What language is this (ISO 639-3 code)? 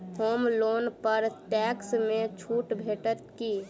mai